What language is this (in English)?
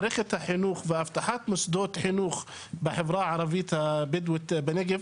Hebrew